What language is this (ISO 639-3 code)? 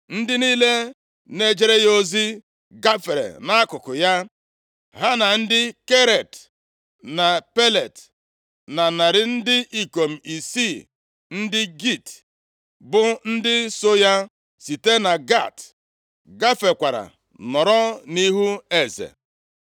ibo